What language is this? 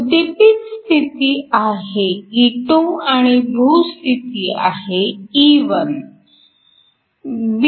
Marathi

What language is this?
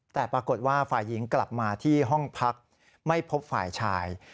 Thai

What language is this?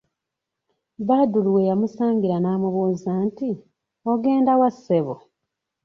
Ganda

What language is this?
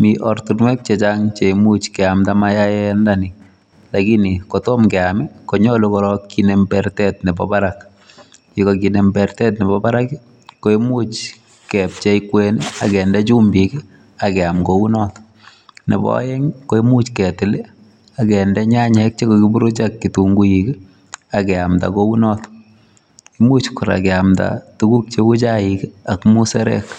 Kalenjin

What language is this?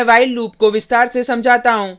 Hindi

